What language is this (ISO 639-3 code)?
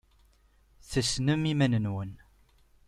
kab